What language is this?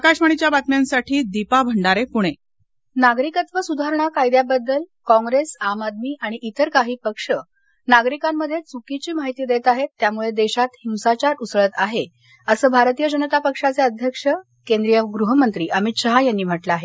Marathi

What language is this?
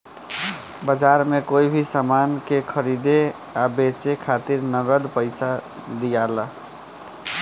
Bhojpuri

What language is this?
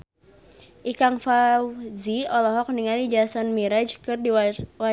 Sundanese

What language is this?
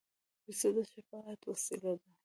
Pashto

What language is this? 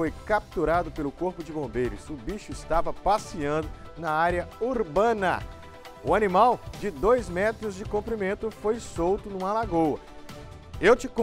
Portuguese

